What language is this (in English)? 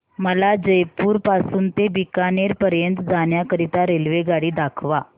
Marathi